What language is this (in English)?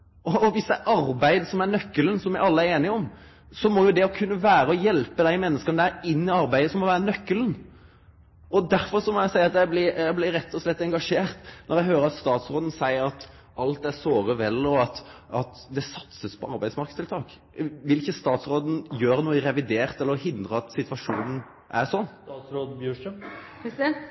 Norwegian Nynorsk